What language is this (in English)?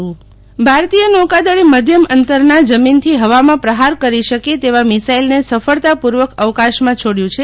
Gujarati